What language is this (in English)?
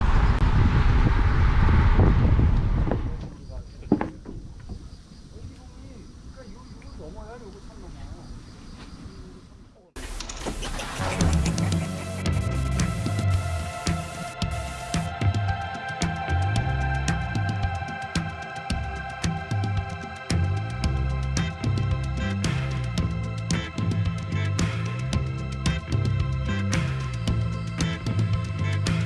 Korean